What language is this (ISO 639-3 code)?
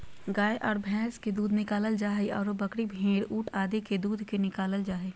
mag